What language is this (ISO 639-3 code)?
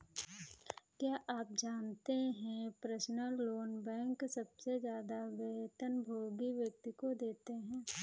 hin